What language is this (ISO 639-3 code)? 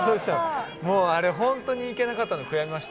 jpn